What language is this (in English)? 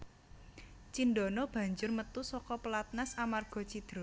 Javanese